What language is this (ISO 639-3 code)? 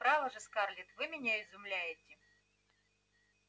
rus